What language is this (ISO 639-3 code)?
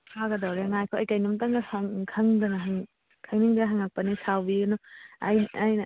mni